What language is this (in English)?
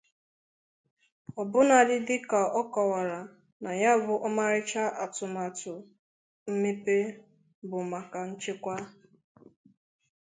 Igbo